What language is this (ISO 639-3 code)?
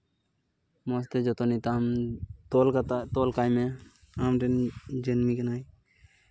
sat